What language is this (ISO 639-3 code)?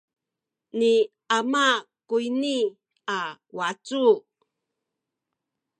szy